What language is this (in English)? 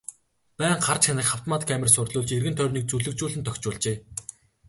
Mongolian